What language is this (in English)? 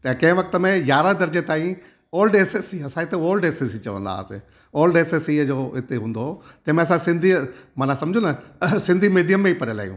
Sindhi